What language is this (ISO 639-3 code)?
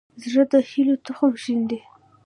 pus